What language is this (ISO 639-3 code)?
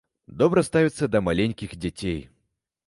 bel